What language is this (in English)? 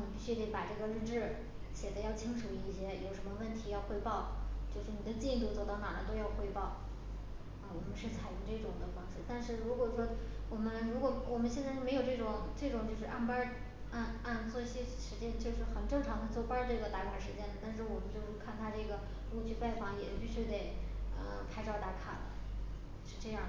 Chinese